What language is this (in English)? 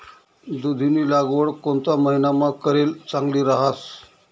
Marathi